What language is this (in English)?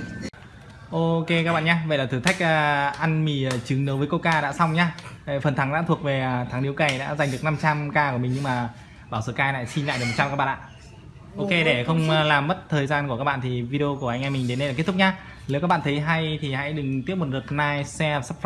Vietnamese